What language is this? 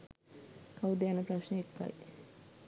Sinhala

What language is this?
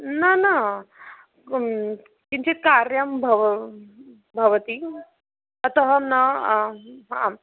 Sanskrit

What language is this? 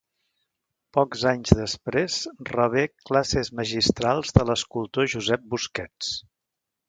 Catalan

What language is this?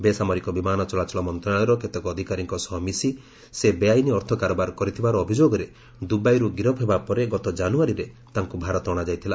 Odia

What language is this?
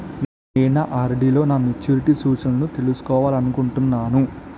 Telugu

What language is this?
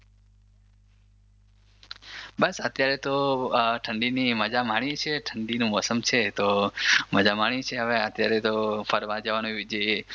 Gujarati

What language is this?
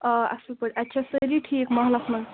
Kashmiri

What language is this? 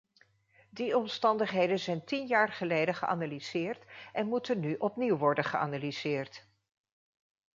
Dutch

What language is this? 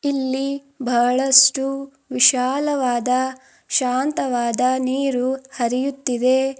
Kannada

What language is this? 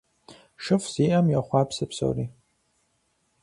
Kabardian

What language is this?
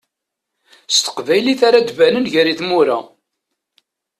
Kabyle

